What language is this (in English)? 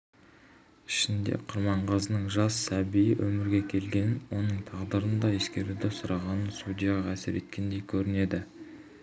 Kazakh